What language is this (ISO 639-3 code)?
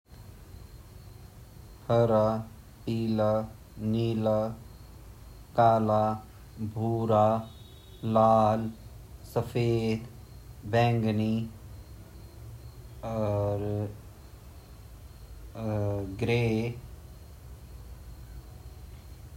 gbm